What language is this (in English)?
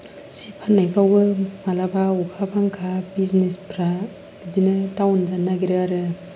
Bodo